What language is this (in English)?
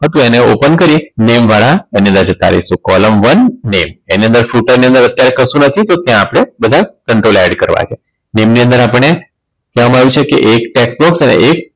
Gujarati